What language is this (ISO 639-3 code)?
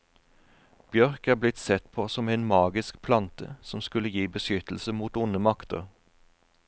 nor